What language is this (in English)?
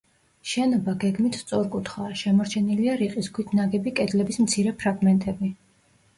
Georgian